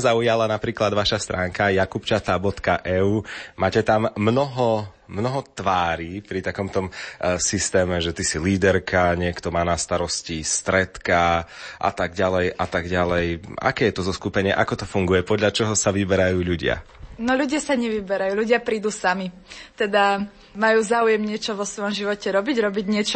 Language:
Slovak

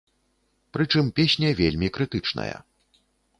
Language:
Belarusian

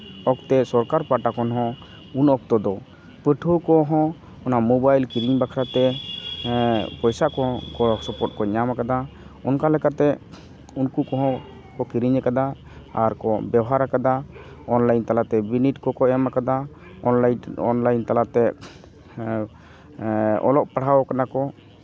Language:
Santali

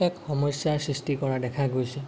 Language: Assamese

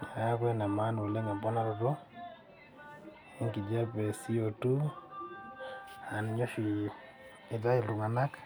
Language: Masai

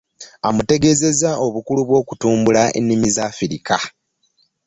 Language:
Ganda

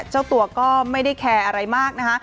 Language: Thai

